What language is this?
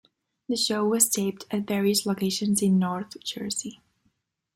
English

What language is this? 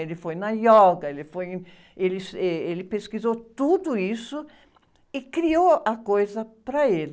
Portuguese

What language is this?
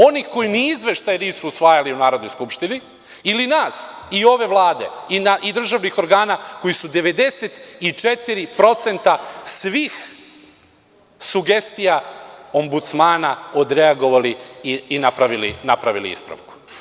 Serbian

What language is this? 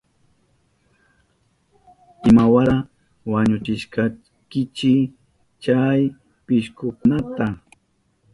Southern Pastaza Quechua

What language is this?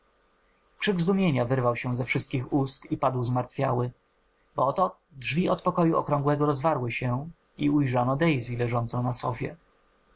Polish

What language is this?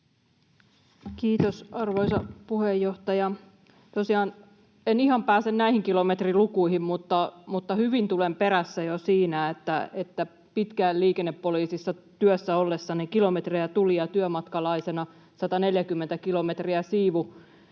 Finnish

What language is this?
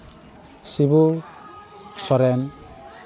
Santali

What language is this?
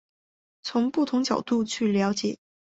Chinese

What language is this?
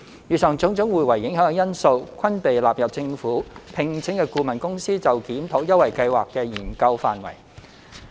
Cantonese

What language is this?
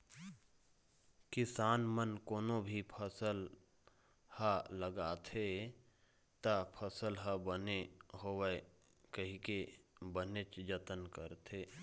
Chhattisgarhi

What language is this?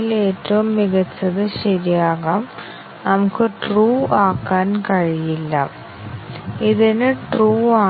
Malayalam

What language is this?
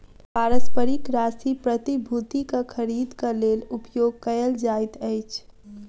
Maithili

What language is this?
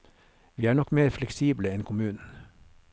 Norwegian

